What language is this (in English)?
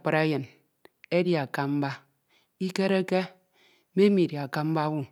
Ito